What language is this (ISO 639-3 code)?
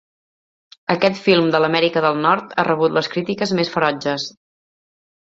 cat